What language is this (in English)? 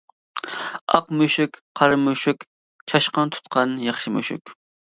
Uyghur